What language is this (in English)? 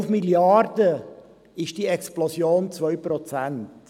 Swiss German